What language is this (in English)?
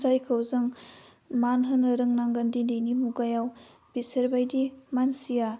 Bodo